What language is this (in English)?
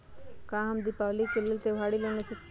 Magahi